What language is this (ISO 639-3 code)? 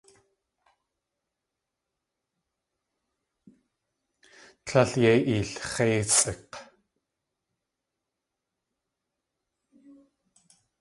tli